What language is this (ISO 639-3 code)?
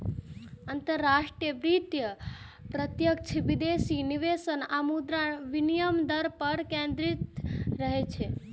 mai